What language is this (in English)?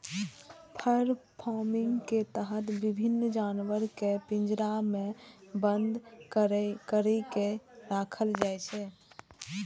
Maithili